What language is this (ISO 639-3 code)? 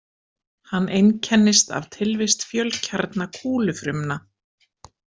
isl